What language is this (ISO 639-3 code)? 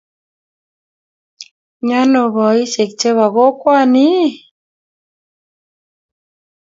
kln